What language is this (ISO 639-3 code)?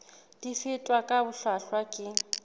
sot